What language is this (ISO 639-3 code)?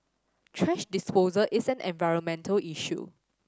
eng